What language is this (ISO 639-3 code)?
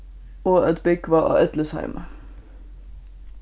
fao